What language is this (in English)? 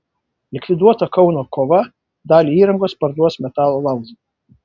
Lithuanian